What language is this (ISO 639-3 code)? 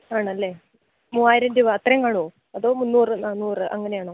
mal